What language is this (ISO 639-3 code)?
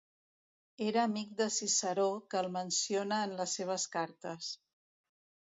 cat